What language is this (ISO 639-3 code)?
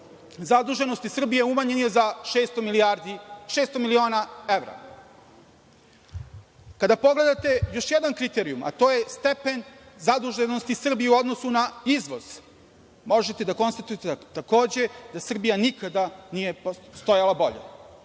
srp